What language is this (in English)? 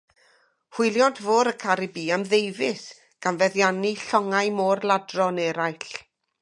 Welsh